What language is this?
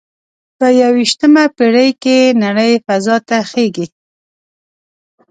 Pashto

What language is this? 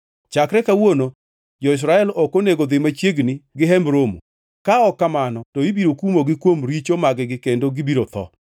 Luo (Kenya and Tanzania)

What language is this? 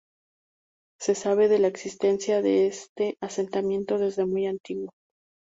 Spanish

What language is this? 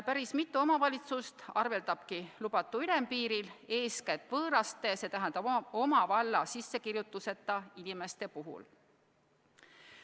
Estonian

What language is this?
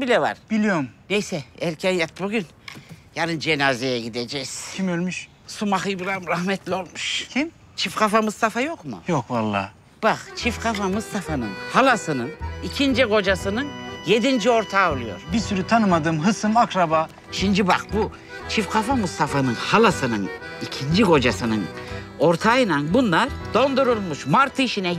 Turkish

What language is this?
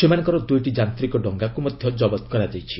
Odia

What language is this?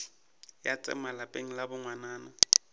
Northern Sotho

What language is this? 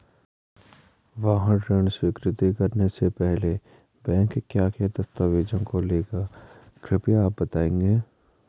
Hindi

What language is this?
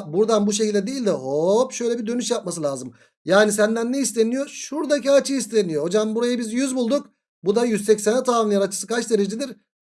Turkish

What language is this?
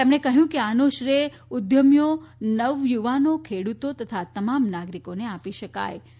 Gujarati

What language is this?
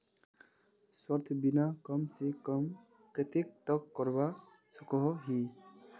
Magahi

